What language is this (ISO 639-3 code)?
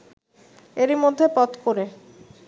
ben